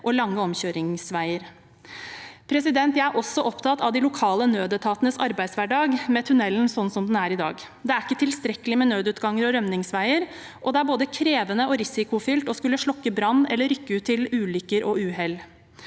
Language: Norwegian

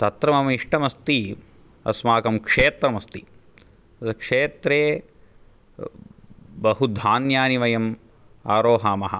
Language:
Sanskrit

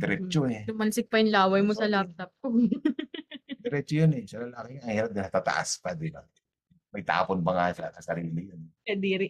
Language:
Filipino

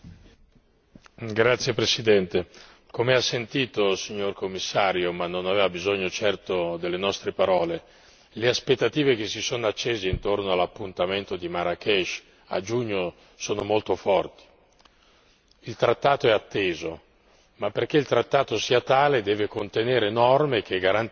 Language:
Italian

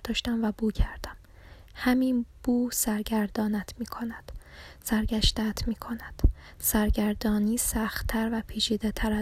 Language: Persian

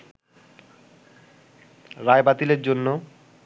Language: Bangla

